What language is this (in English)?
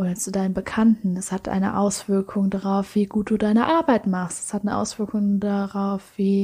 German